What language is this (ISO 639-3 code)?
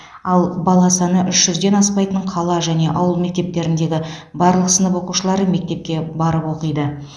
kaz